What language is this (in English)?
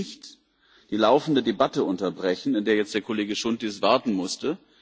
German